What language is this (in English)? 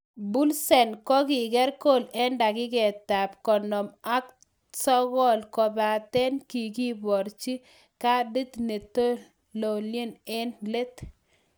Kalenjin